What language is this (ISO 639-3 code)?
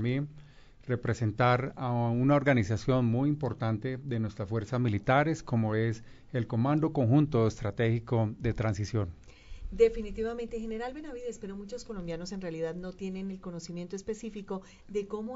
spa